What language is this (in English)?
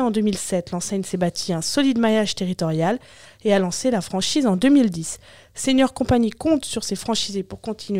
French